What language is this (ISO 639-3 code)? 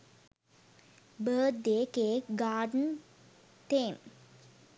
sin